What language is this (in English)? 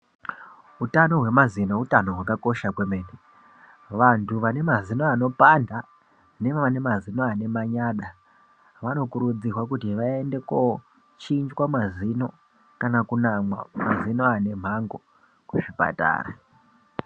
Ndau